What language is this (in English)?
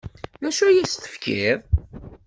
Kabyle